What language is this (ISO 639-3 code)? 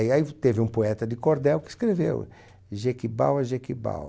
por